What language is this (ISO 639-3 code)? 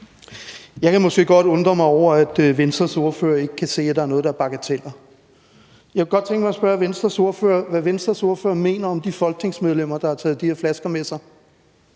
dan